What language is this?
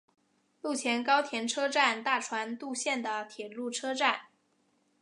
Chinese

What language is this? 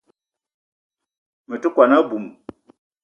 Eton (Cameroon)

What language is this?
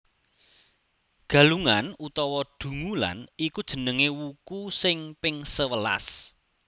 Javanese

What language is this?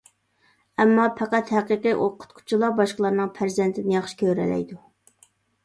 Uyghur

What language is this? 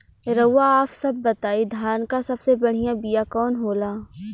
Bhojpuri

